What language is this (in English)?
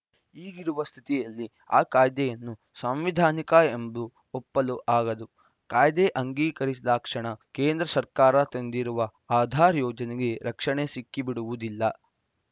Kannada